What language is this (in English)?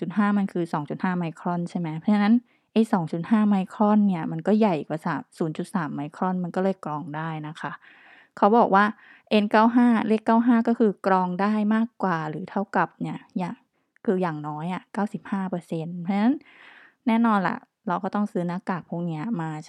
Thai